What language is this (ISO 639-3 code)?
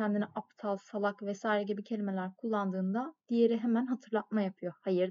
tur